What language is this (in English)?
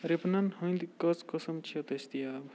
Kashmiri